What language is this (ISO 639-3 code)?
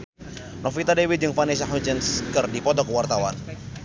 sun